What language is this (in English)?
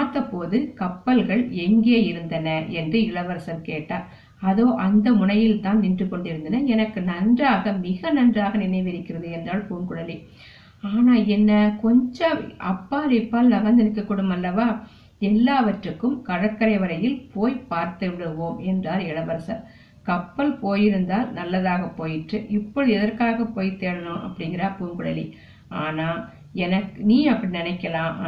Tamil